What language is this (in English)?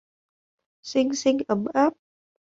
Vietnamese